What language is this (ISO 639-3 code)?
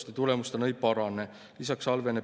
est